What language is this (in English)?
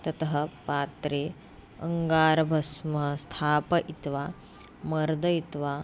Sanskrit